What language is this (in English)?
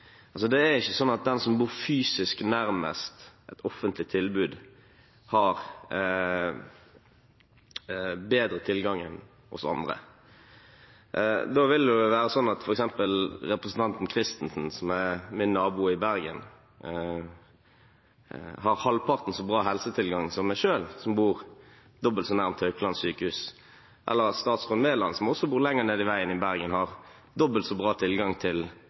Norwegian Bokmål